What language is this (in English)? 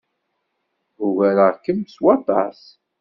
Kabyle